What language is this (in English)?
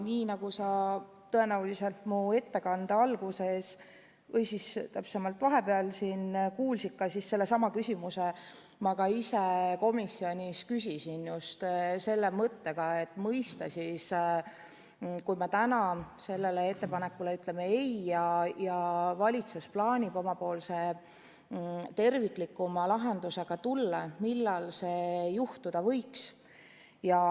Estonian